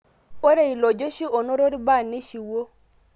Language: Masai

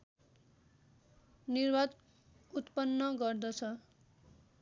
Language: Nepali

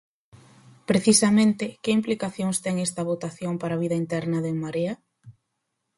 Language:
Galician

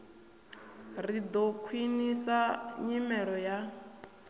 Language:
Venda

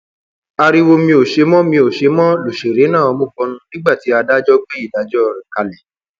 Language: Yoruba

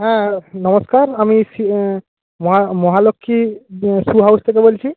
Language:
Bangla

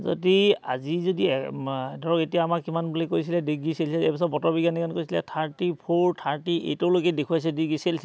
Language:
Assamese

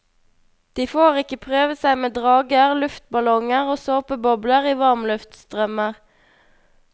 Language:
Norwegian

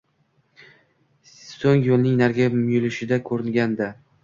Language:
Uzbek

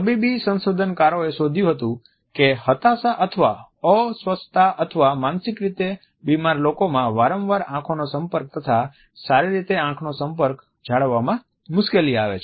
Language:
Gujarati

